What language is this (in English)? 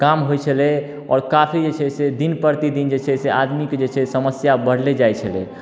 Maithili